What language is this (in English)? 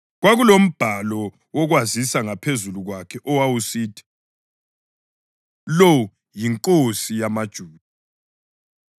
North Ndebele